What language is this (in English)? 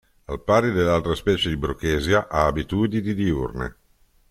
Italian